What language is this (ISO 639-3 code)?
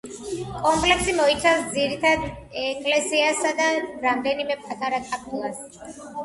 kat